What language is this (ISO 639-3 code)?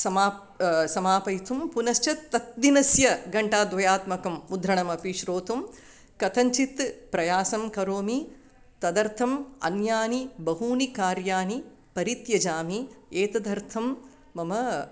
san